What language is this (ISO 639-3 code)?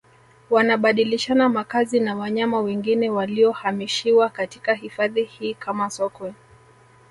swa